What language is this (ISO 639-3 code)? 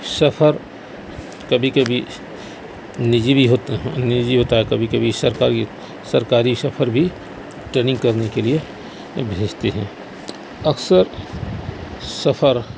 urd